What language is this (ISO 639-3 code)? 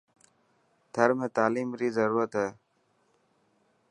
mki